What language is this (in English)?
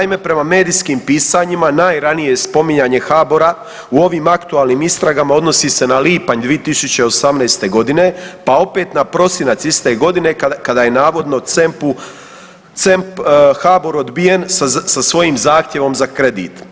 Croatian